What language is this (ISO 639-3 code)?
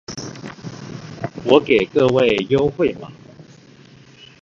zho